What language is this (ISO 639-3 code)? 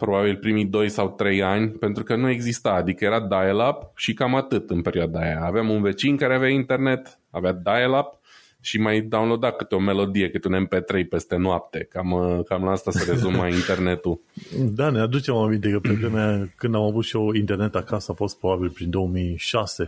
ron